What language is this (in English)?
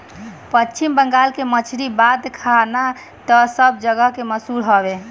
Bhojpuri